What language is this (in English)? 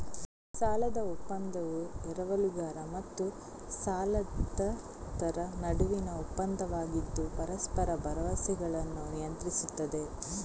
Kannada